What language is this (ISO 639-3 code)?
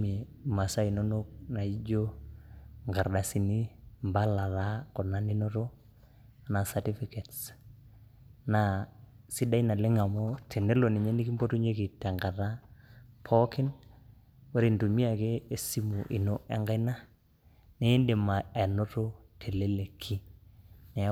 mas